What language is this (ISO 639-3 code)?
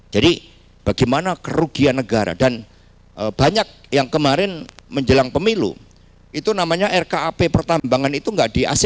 ind